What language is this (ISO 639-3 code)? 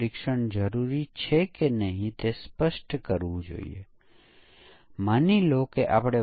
guj